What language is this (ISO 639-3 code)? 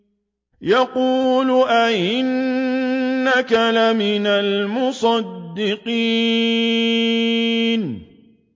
ara